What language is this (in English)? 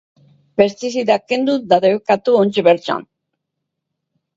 Basque